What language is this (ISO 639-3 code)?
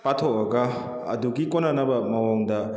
mni